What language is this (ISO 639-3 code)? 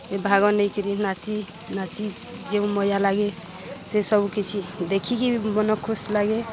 ori